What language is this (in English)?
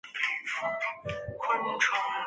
Chinese